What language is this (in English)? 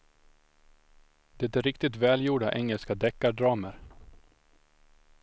Swedish